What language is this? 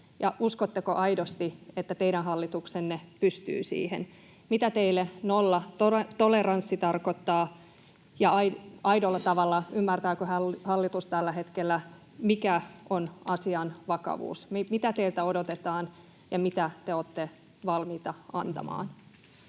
Finnish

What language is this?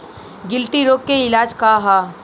Bhojpuri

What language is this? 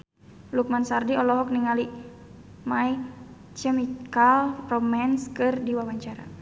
Sundanese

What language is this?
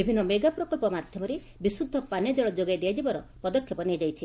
Odia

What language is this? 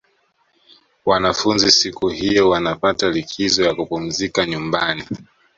Swahili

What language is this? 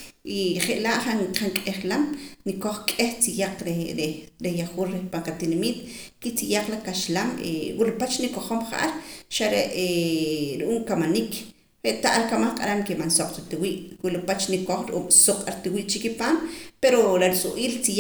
Poqomam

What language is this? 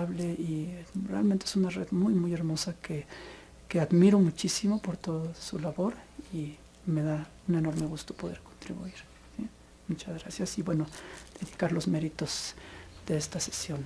Spanish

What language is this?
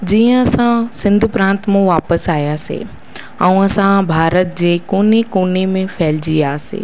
Sindhi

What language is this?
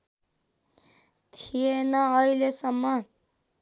Nepali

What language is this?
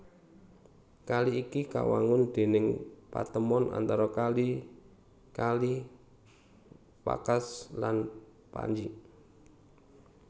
Javanese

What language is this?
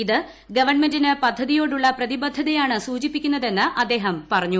Malayalam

